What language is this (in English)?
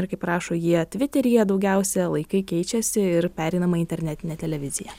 Lithuanian